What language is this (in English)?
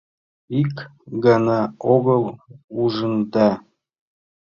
Mari